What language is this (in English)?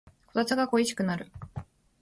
Japanese